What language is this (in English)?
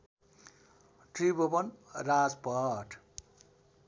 Nepali